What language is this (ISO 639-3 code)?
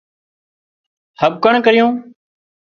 kxp